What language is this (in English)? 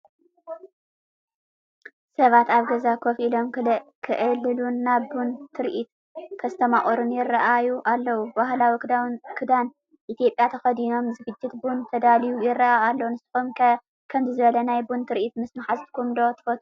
Tigrinya